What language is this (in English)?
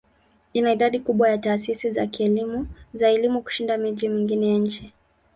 Swahili